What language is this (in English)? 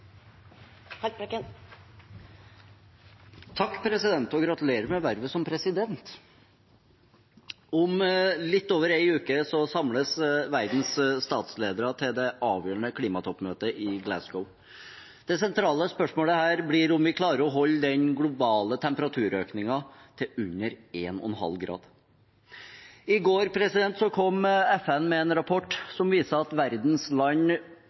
Norwegian